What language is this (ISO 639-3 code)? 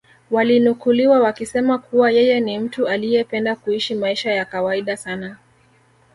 swa